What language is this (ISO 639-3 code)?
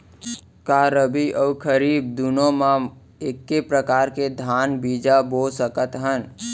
hne